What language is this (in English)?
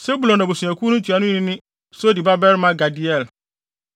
Akan